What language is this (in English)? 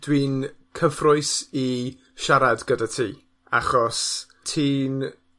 Welsh